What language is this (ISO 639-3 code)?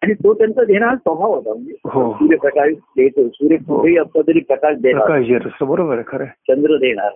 mar